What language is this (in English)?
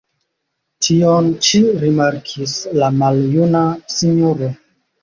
Esperanto